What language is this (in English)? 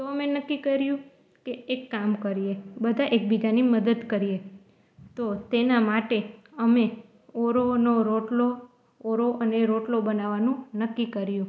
Gujarati